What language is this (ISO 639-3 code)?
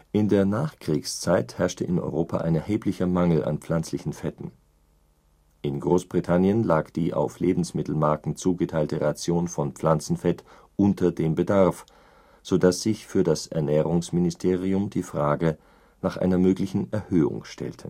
deu